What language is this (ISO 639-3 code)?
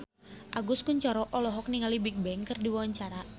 sun